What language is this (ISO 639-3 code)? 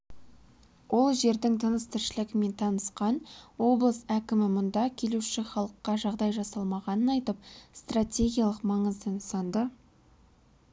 kaz